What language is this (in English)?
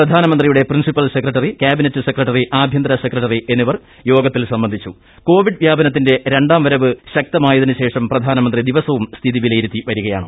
Malayalam